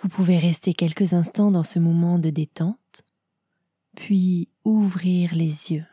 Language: French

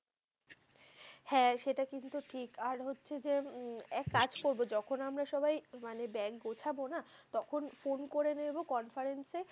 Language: Bangla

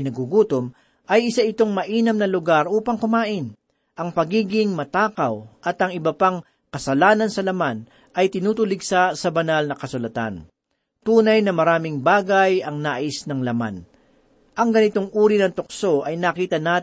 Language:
Filipino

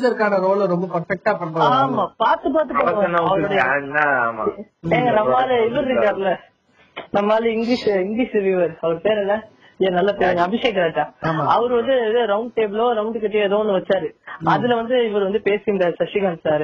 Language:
Tamil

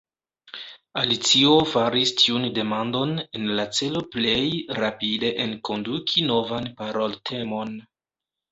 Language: Esperanto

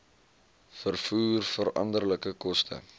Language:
Afrikaans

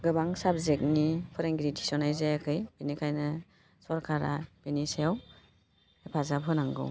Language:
Bodo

